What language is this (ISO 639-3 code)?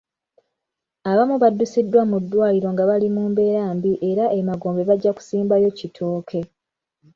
lug